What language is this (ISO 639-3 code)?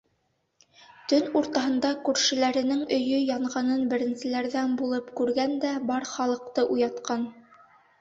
bak